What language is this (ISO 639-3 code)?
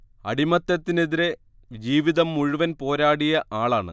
mal